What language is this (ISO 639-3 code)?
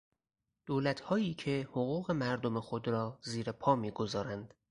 fas